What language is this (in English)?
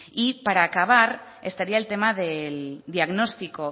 Spanish